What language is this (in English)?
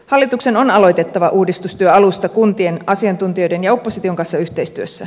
Finnish